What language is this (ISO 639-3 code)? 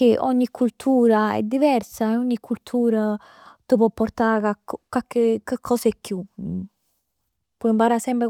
nap